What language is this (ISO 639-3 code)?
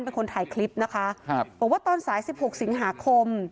tha